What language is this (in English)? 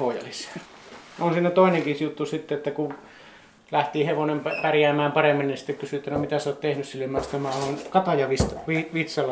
Finnish